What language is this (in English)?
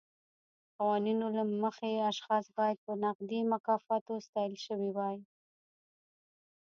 Pashto